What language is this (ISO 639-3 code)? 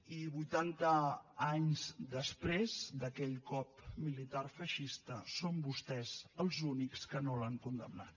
cat